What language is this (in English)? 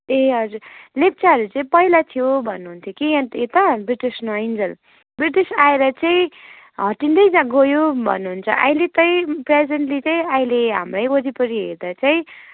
Nepali